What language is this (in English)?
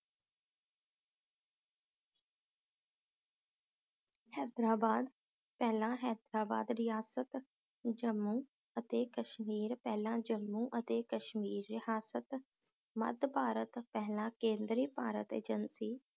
Punjabi